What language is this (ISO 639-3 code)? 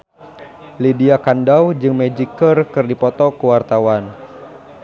sun